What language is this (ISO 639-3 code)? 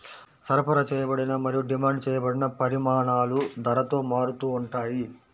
tel